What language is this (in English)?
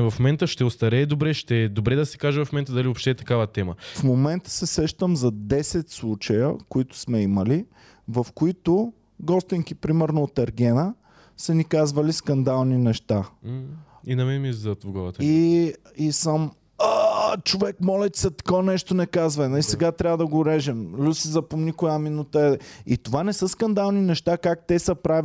Bulgarian